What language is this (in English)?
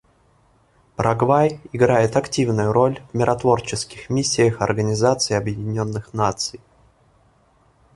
Russian